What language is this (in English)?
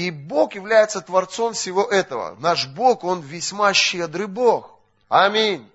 Russian